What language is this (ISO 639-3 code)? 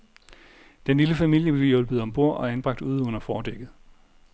dan